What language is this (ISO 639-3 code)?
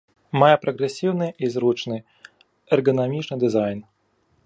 bel